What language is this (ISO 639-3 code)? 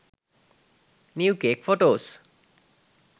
sin